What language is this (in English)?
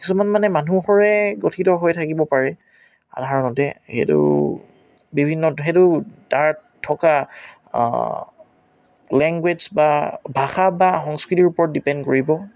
Assamese